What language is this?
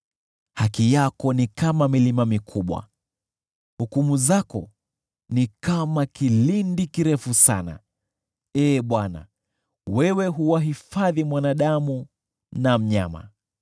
Swahili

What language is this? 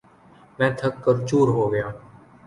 Urdu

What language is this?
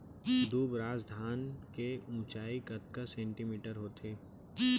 Chhattisgarhi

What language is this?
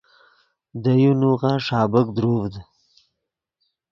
Yidgha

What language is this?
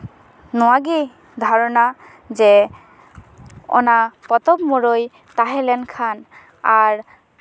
Santali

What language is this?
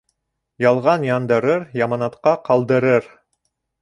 Bashkir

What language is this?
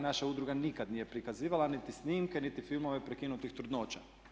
Croatian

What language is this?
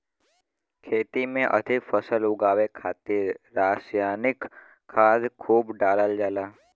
Bhojpuri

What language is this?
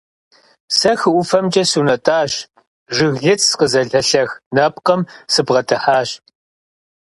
Kabardian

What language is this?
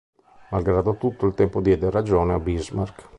Italian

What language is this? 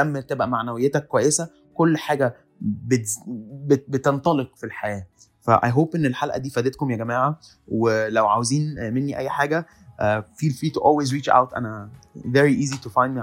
Arabic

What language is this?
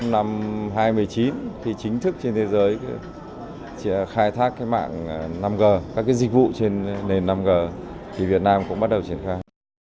Vietnamese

